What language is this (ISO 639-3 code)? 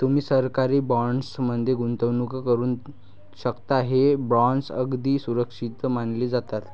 mar